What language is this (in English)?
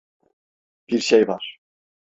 Turkish